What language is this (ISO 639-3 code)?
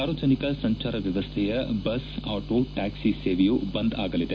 kan